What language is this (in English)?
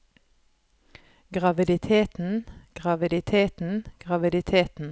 Norwegian